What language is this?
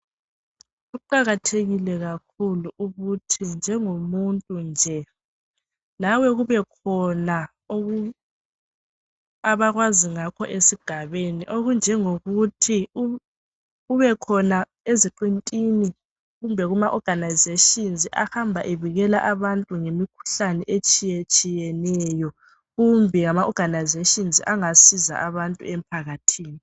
North Ndebele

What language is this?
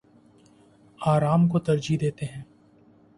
Urdu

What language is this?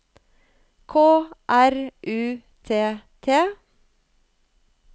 Norwegian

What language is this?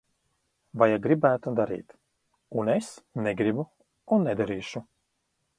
Latvian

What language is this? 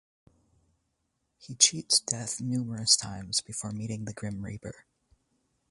English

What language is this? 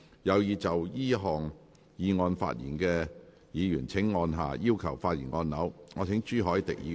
Cantonese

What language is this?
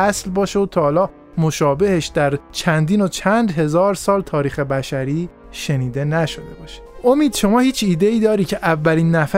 Persian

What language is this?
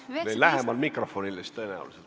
Estonian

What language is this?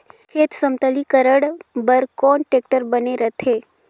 Chhattisgarhi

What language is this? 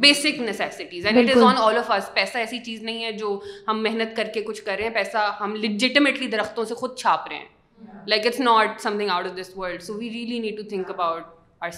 Urdu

